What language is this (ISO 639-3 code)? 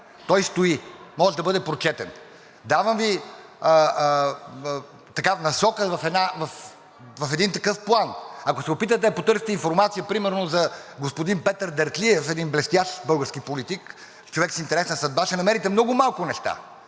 bul